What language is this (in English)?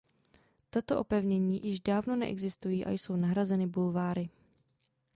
Czech